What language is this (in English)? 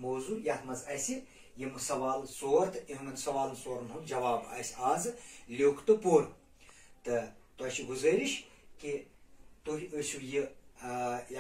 Turkish